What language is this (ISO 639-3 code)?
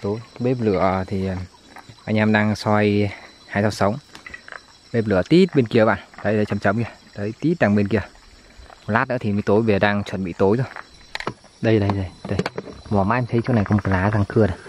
vie